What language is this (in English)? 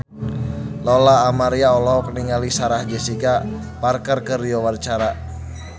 Sundanese